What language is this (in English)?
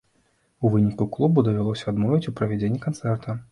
Belarusian